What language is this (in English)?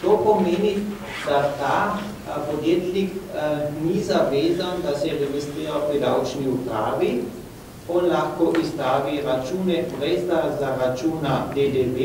Romanian